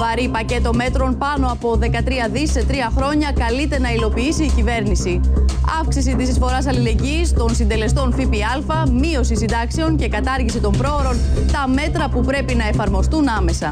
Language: Greek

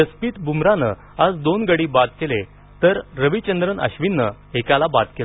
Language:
Marathi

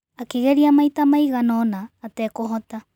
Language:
Kikuyu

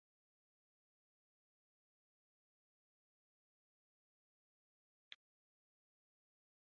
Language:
Cantonese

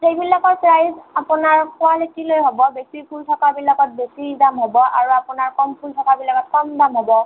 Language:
Assamese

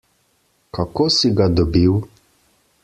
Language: Slovenian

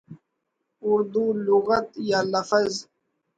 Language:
Urdu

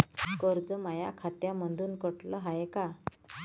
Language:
Marathi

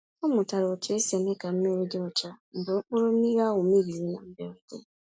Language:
Igbo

